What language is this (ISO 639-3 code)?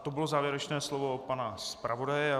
ces